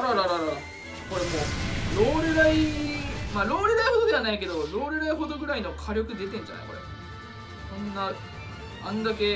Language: Japanese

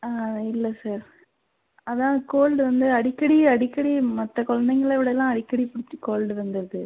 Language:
Tamil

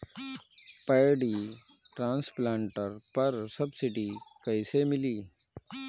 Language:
Bhojpuri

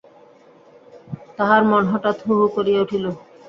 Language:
Bangla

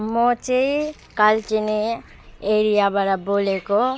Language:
Nepali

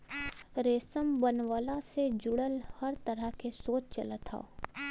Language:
Bhojpuri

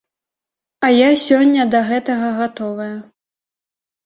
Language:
Belarusian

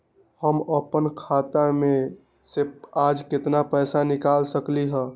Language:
Magahi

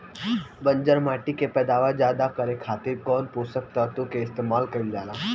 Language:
Bhojpuri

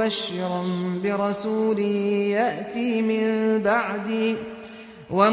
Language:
Arabic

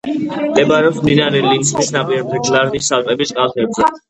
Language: Georgian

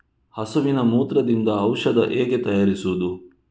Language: Kannada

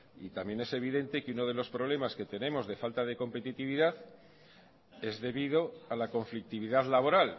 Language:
Spanish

